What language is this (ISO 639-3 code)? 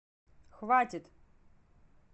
rus